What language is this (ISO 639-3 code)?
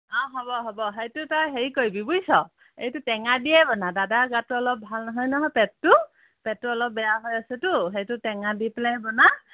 asm